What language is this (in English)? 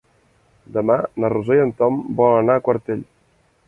Catalan